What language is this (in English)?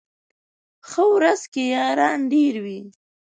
Pashto